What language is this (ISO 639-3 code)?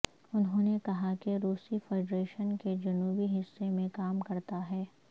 urd